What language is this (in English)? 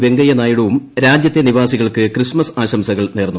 Malayalam